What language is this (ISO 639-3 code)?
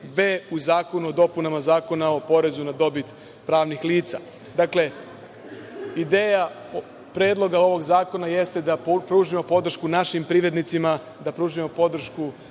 srp